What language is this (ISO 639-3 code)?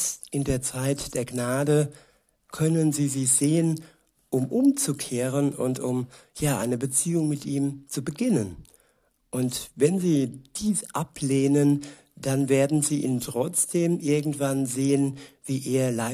deu